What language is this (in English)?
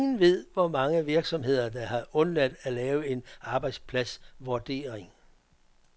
Danish